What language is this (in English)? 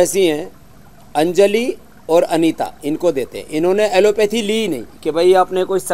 Hindi